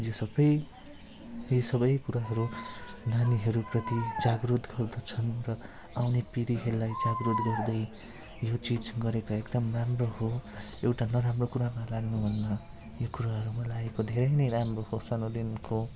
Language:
Nepali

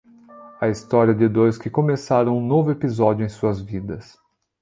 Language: Portuguese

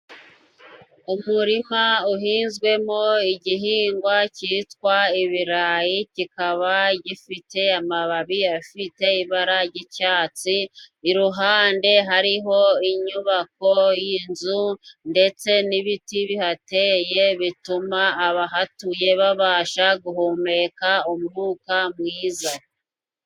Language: Kinyarwanda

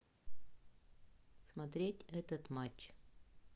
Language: Russian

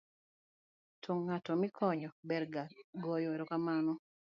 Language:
Luo (Kenya and Tanzania)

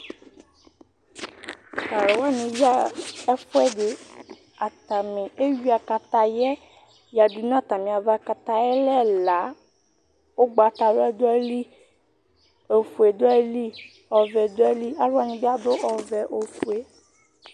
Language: Ikposo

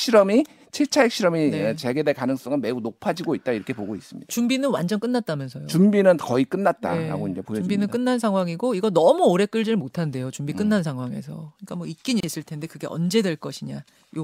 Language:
Korean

